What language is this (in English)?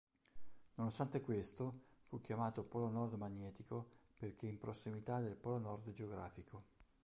Italian